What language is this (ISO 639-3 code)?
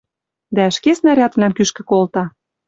mrj